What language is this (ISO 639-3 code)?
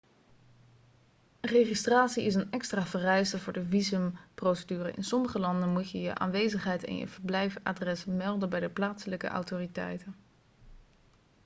nld